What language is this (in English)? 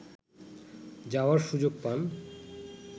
Bangla